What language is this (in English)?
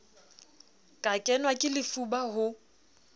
Southern Sotho